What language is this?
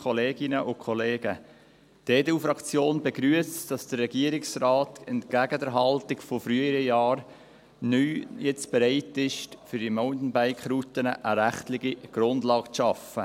Swiss German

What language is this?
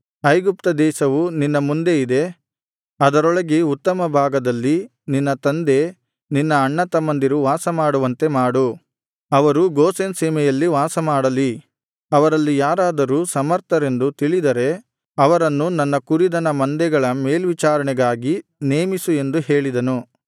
Kannada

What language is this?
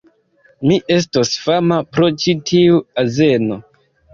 Esperanto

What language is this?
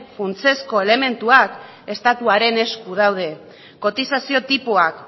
Basque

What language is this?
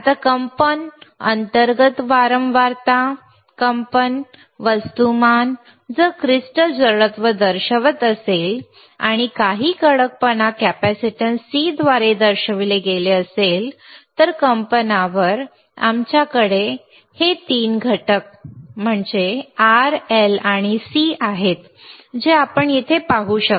Marathi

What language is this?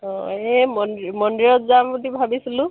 Assamese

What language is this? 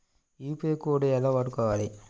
Telugu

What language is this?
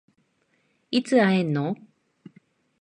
Japanese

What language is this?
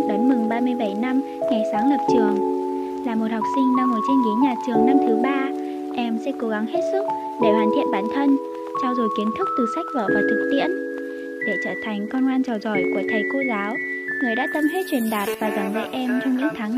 Vietnamese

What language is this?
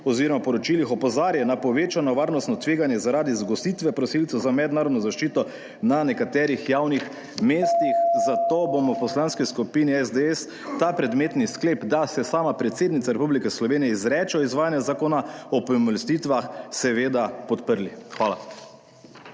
Slovenian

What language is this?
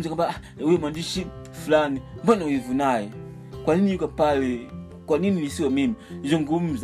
Swahili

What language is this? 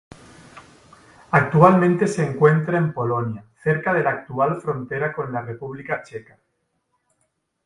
Spanish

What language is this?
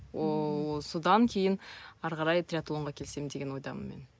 Kazakh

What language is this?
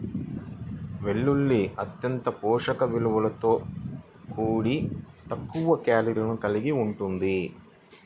Telugu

